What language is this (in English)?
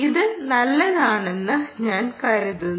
Malayalam